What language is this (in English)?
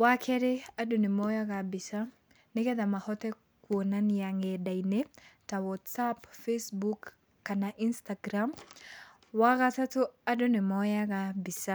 Kikuyu